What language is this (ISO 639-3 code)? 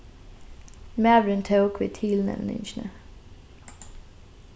fao